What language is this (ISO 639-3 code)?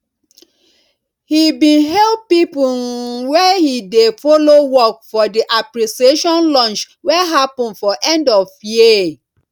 pcm